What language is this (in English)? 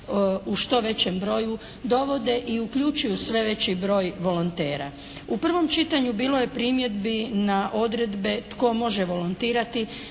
Croatian